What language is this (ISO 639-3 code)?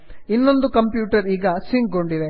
kan